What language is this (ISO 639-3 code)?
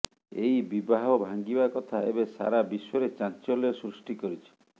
ori